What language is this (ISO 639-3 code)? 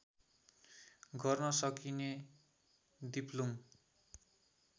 nep